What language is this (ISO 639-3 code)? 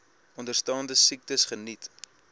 afr